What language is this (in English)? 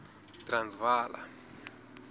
Southern Sotho